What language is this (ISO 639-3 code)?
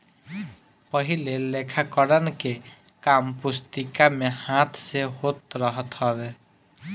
bho